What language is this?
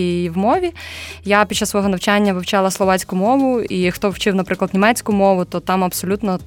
Ukrainian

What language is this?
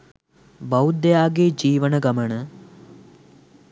Sinhala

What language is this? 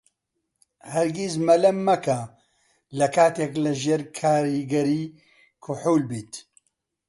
Central Kurdish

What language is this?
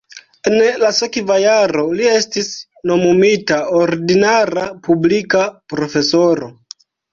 Esperanto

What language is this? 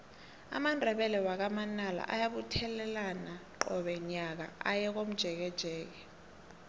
South Ndebele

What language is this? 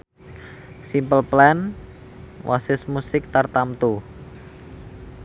Javanese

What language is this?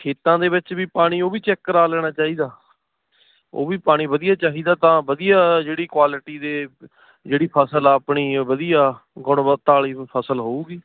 Punjabi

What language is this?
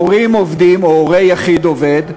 Hebrew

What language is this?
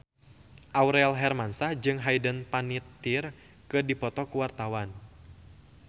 Sundanese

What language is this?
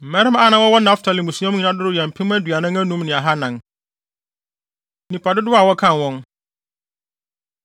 Akan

